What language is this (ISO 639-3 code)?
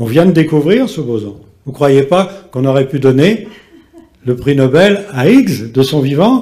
fra